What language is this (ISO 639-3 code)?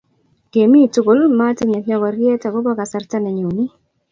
kln